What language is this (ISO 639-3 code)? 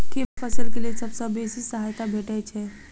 mai